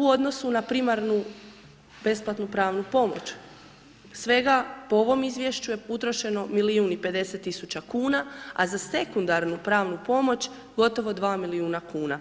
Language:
Croatian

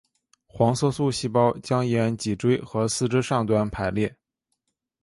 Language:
Chinese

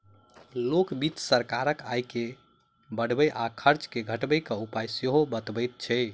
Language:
Maithili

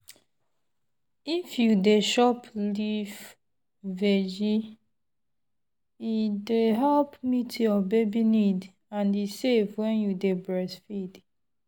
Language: Nigerian Pidgin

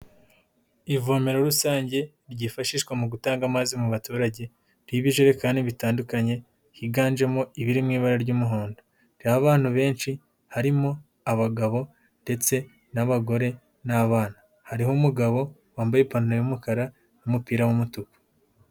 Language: Kinyarwanda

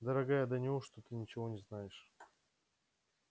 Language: Russian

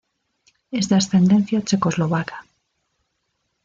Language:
Spanish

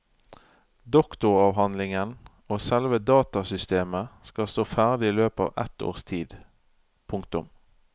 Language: Norwegian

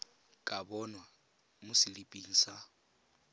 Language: Tswana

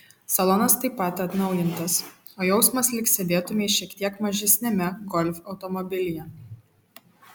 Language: Lithuanian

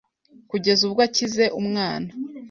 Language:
Kinyarwanda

